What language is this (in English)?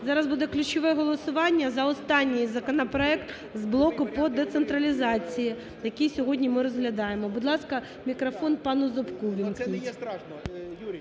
Ukrainian